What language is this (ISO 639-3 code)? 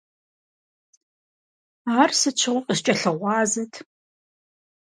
kbd